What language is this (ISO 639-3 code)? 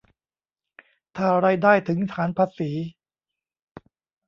tha